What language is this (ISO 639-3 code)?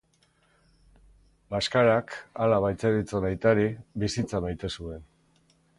eus